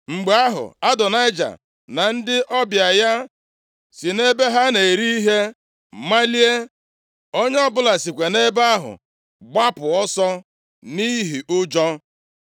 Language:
Igbo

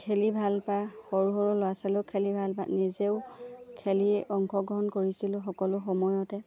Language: Assamese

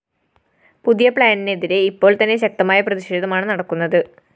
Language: Malayalam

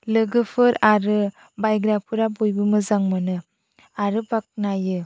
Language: Bodo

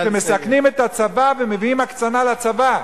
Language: Hebrew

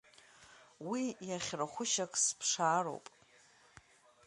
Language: Abkhazian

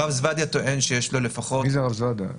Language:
Hebrew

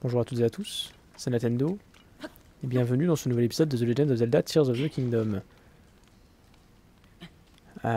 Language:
French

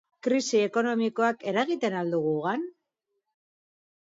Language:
Basque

